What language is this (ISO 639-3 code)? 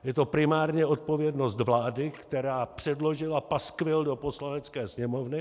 ces